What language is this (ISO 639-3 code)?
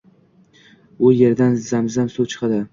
uzb